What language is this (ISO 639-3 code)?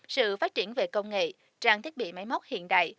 vie